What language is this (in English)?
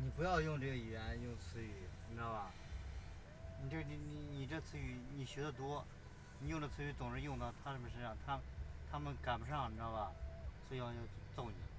Chinese